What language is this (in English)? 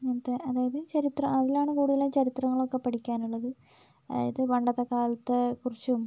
Malayalam